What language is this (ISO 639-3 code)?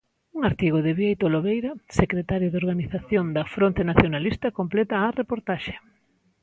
glg